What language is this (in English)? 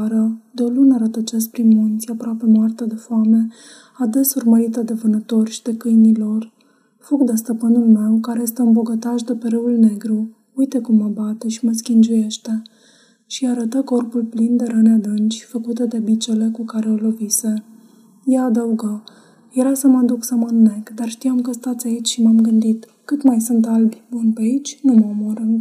Romanian